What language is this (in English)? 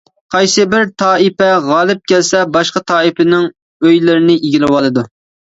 Uyghur